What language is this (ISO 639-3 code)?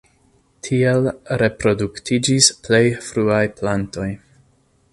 epo